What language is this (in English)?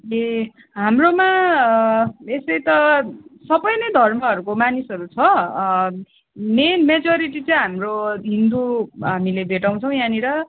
Nepali